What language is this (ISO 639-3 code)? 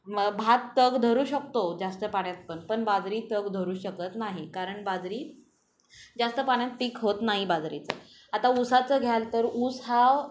mar